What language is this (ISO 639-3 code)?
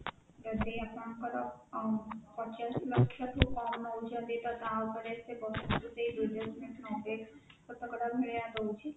ori